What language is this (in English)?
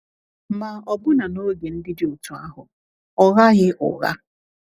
Igbo